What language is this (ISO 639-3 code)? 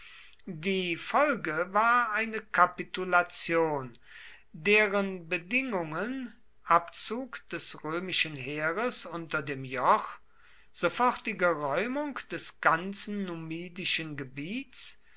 deu